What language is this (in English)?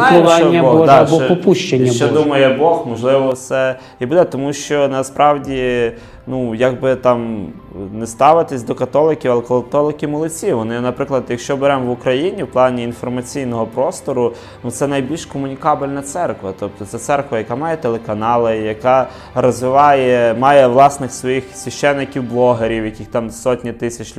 Ukrainian